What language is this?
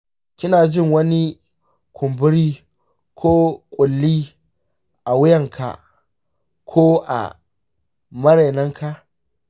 Hausa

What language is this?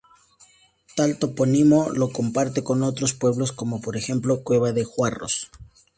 Spanish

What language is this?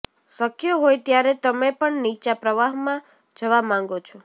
Gujarati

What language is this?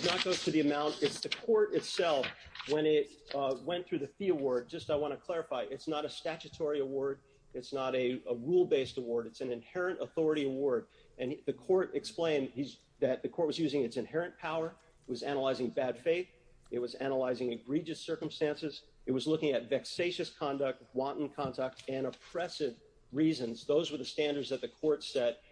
English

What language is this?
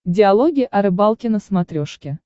Russian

